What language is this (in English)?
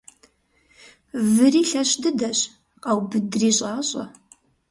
Kabardian